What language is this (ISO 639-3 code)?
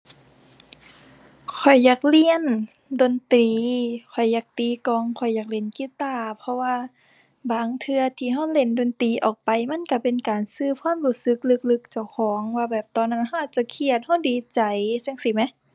tha